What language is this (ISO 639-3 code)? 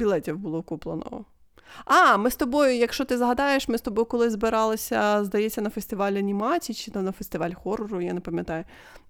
ukr